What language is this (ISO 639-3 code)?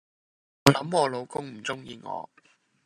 yue